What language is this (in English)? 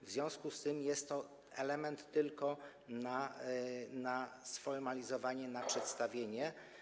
Polish